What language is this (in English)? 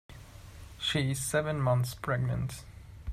English